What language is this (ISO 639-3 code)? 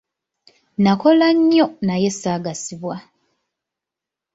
lug